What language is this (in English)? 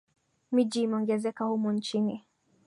Swahili